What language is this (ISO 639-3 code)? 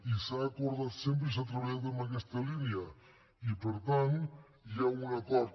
cat